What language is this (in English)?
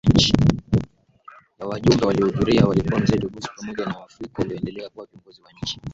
Swahili